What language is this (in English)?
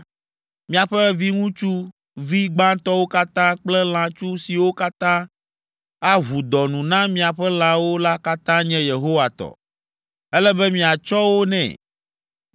Ewe